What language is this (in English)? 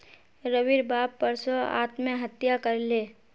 Magahi